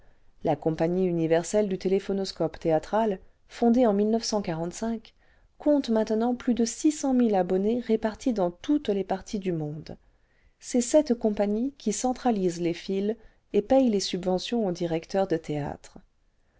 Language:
French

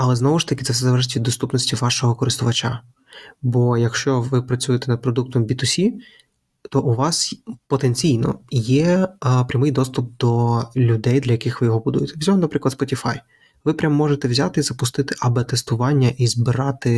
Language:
Ukrainian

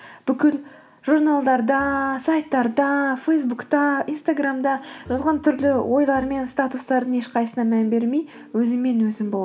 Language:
Kazakh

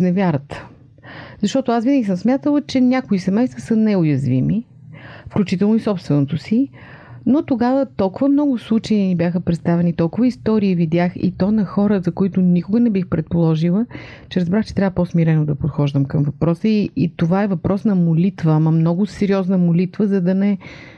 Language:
Bulgarian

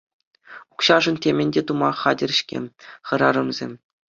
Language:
Chuvash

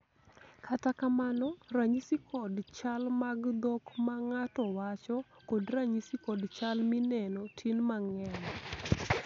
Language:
Luo (Kenya and Tanzania)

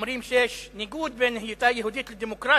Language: Hebrew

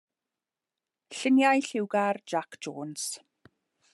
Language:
Welsh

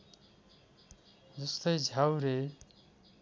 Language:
Nepali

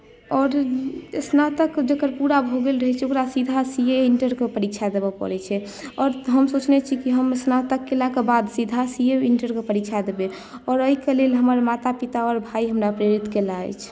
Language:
Maithili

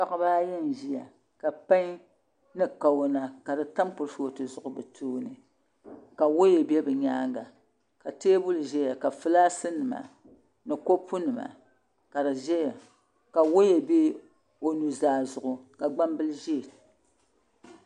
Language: Dagbani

